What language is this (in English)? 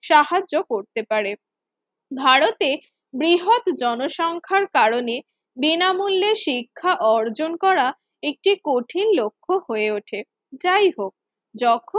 Bangla